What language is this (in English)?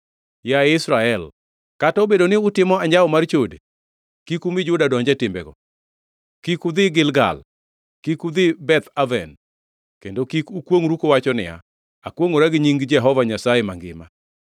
Luo (Kenya and Tanzania)